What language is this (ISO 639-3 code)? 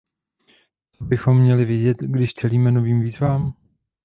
ces